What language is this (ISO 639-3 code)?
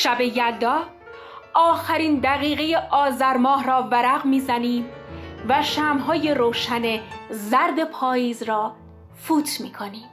fas